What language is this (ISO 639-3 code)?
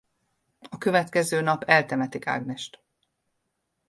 hun